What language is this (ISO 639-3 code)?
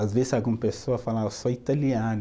por